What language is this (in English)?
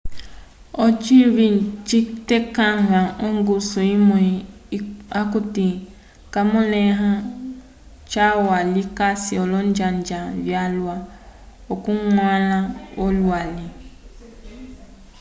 Umbundu